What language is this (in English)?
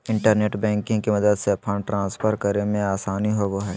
Magahi